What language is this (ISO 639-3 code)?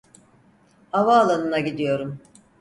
tur